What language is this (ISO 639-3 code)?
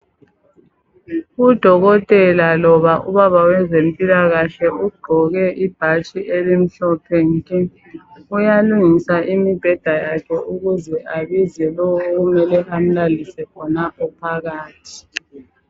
nde